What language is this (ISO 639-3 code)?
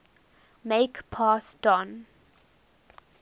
eng